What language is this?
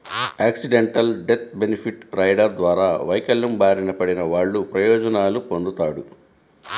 Telugu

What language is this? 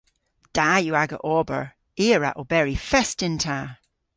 Cornish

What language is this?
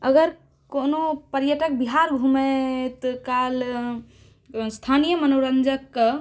Maithili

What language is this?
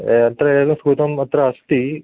Sanskrit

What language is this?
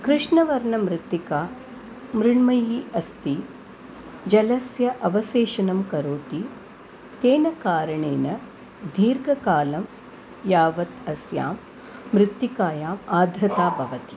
Sanskrit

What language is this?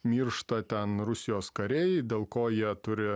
Lithuanian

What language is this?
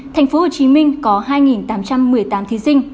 Vietnamese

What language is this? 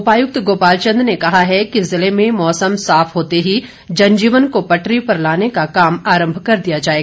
Hindi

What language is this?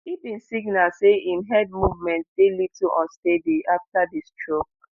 Nigerian Pidgin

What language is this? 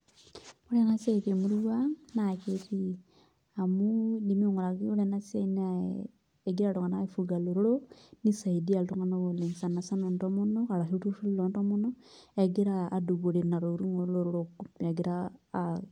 Masai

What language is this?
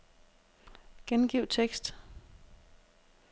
Danish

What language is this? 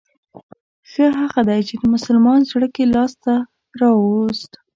Pashto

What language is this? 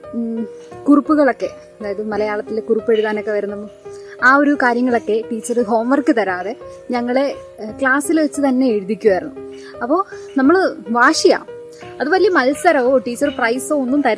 Malayalam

